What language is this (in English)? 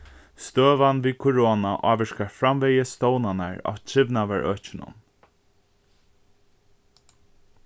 Faroese